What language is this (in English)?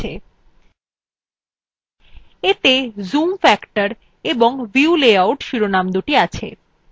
Bangla